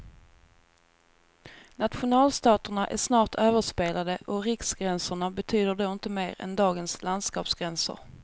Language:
Swedish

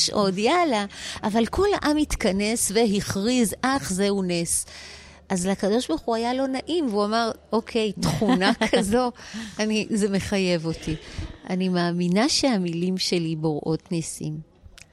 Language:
Hebrew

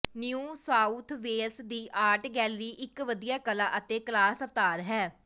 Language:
Punjabi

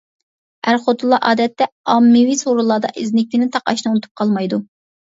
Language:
Uyghur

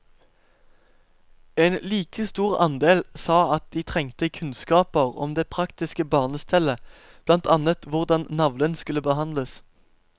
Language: Norwegian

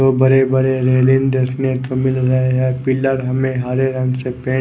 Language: Hindi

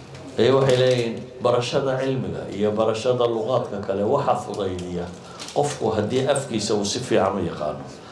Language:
Arabic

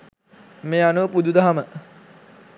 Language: Sinhala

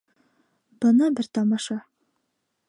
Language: Bashkir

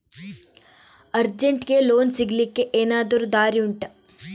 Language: Kannada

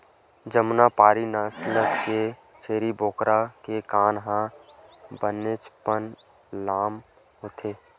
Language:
Chhattisgarhi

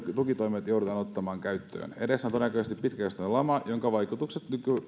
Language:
Finnish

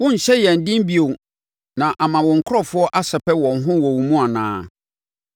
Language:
Akan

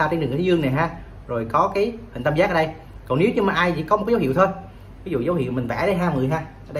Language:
Vietnamese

